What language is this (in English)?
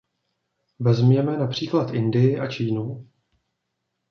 Czech